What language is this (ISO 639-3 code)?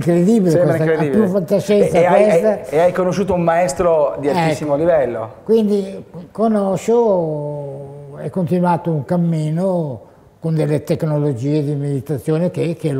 ita